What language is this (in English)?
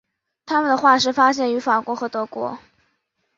Chinese